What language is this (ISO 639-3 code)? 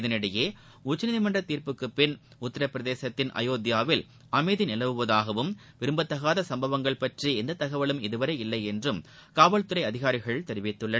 tam